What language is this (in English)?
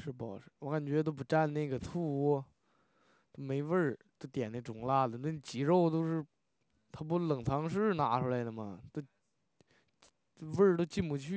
Chinese